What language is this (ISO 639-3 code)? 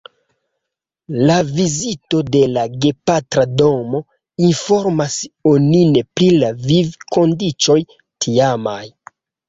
epo